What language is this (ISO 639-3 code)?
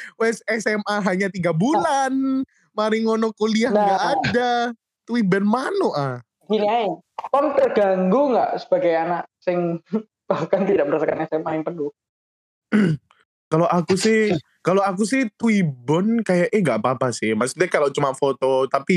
ind